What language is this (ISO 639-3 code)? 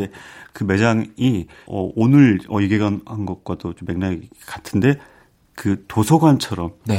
kor